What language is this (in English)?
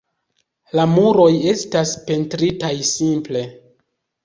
Esperanto